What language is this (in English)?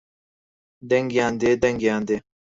Central Kurdish